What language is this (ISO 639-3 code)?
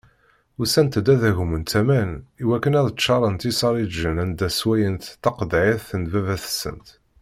kab